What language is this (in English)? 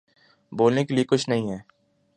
Urdu